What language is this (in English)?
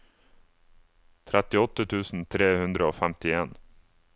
Norwegian